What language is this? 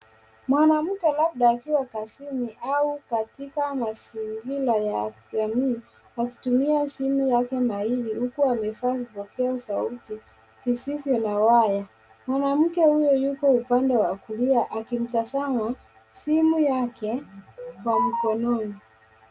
Swahili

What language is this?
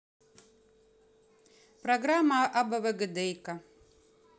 Russian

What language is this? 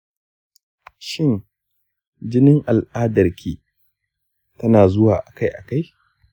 Hausa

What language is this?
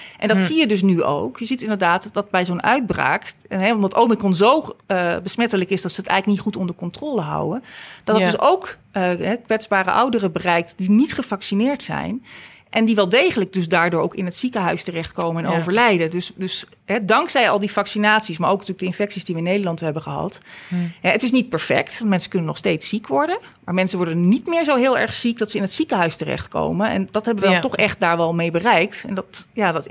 Dutch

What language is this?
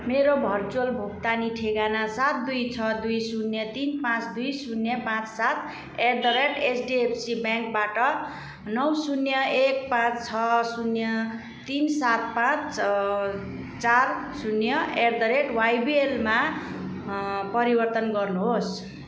Nepali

